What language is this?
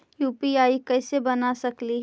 Magahi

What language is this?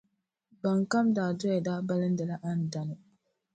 Dagbani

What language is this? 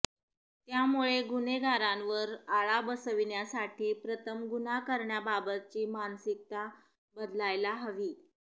Marathi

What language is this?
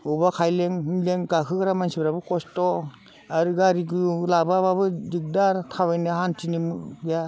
Bodo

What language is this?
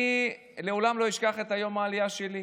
Hebrew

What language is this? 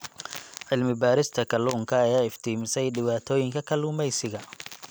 Somali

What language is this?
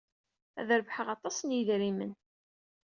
Kabyle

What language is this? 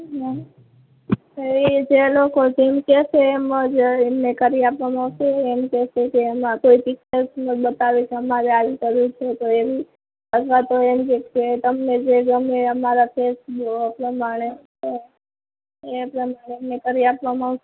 Gujarati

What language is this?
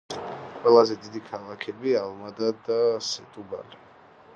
Georgian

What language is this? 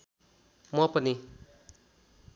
Nepali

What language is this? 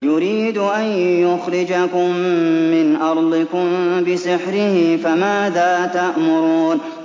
Arabic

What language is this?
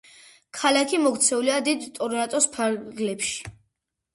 Georgian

